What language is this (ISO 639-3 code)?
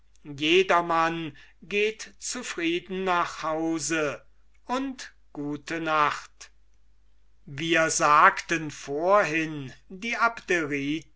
deu